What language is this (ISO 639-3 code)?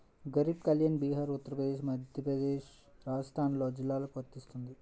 tel